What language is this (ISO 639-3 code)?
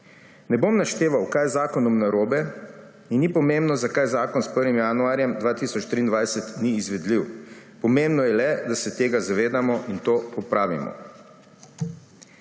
slv